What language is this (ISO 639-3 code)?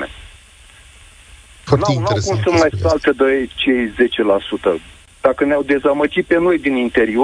ron